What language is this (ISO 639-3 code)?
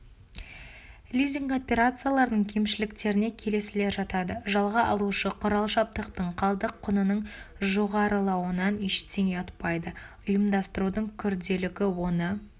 kaz